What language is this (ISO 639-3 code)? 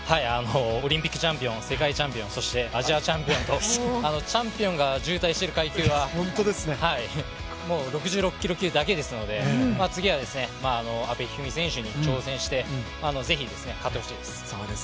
jpn